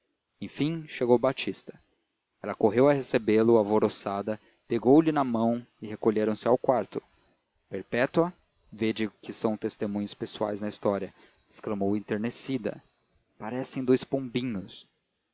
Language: Portuguese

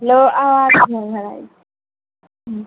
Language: Maithili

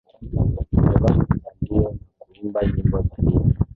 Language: Swahili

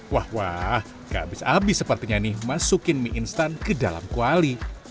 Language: Indonesian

